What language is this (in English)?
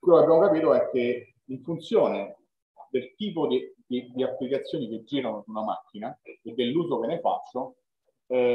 Italian